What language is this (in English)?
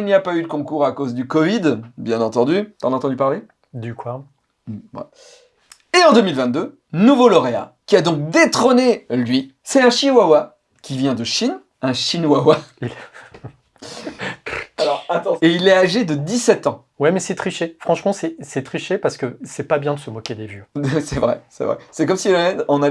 French